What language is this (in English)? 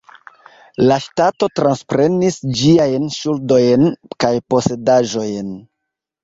Esperanto